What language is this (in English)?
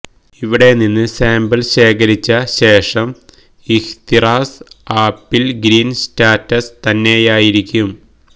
Malayalam